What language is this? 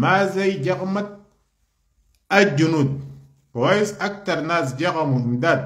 Arabic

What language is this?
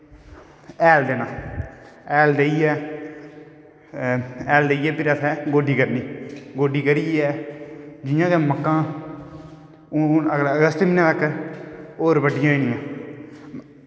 Dogri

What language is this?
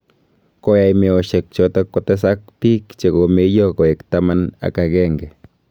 Kalenjin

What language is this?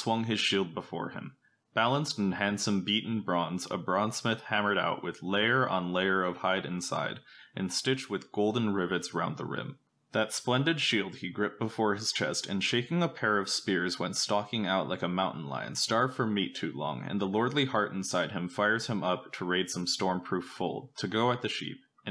English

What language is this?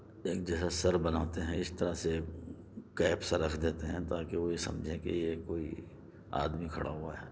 Urdu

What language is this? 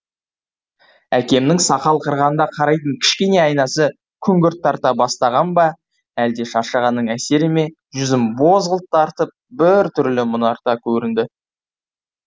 Kazakh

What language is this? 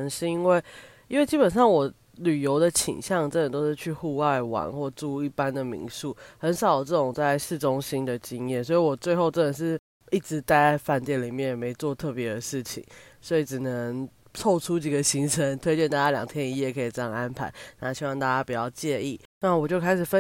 Chinese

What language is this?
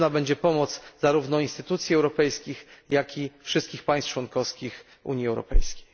Polish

